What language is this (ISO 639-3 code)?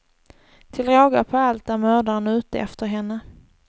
swe